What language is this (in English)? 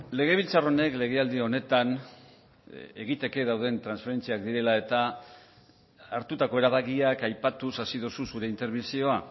Basque